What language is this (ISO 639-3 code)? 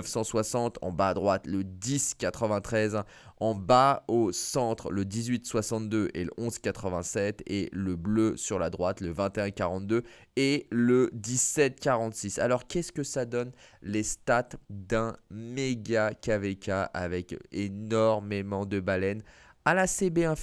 fra